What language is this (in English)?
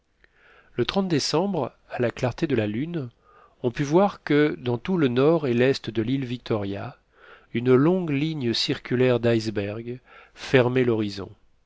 French